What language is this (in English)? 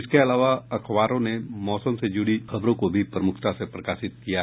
Hindi